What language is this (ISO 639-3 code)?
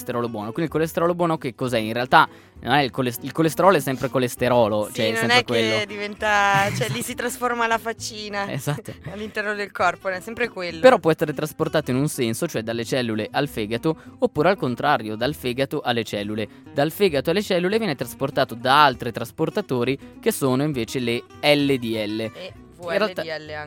ita